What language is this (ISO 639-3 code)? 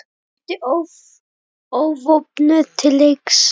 isl